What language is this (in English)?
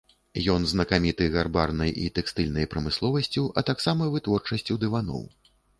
Belarusian